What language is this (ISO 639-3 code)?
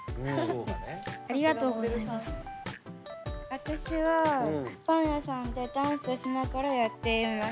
jpn